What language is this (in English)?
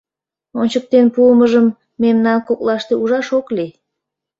Mari